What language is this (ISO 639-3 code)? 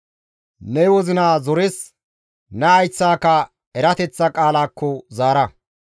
gmv